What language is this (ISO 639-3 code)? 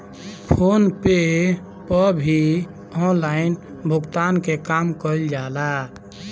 bho